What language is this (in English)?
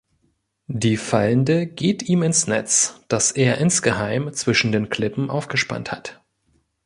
German